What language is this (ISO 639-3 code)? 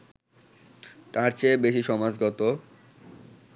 ben